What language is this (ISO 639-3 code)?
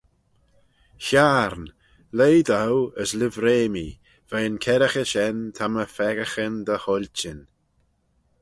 glv